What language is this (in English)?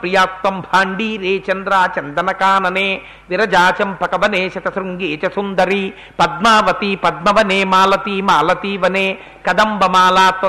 Telugu